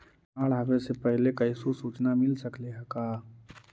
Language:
Magahi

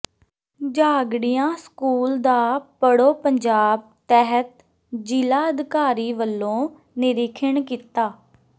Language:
Punjabi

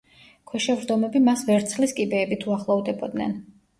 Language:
Georgian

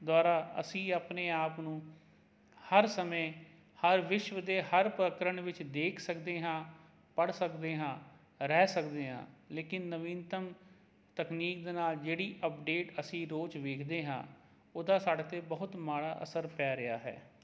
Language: Punjabi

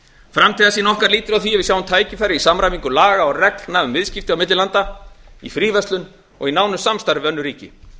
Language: Icelandic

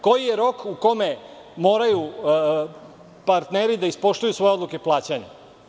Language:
Serbian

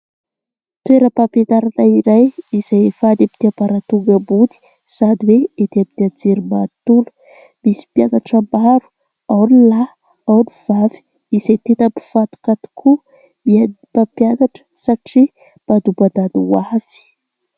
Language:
Malagasy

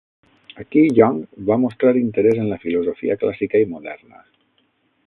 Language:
Catalan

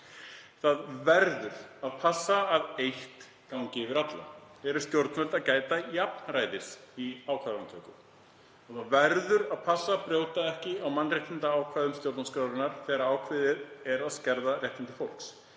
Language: Icelandic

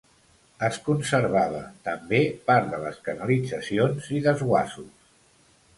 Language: Catalan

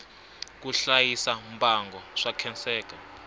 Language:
Tsonga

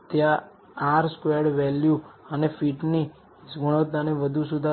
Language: Gujarati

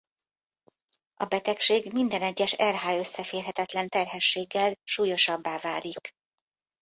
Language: Hungarian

